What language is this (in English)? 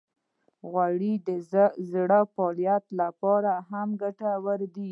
Pashto